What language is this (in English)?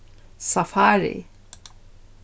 Faroese